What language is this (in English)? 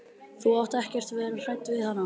Icelandic